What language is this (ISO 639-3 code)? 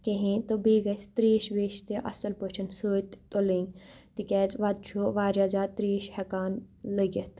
kas